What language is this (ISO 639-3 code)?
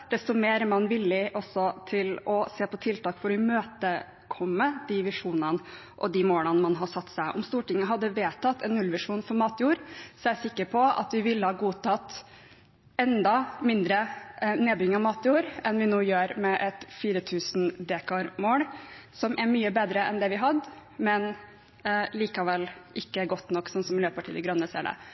nob